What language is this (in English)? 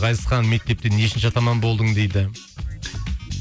Kazakh